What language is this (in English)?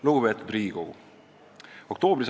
Estonian